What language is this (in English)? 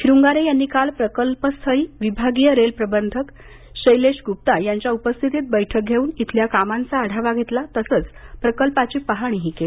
Marathi